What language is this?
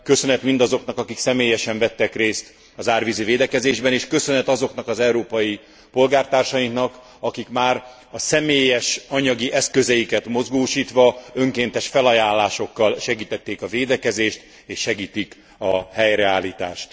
Hungarian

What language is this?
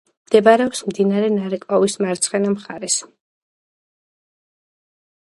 Georgian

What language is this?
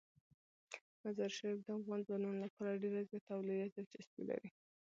Pashto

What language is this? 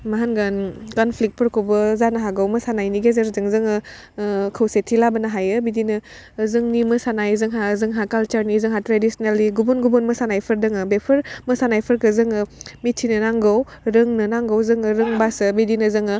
Bodo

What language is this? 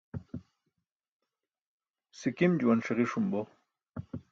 Burushaski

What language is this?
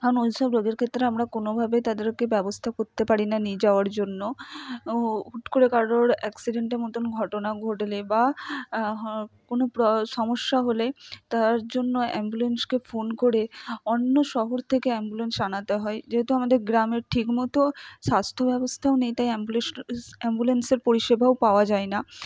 Bangla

